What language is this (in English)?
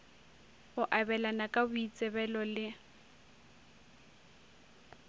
Northern Sotho